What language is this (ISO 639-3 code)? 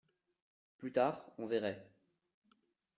fra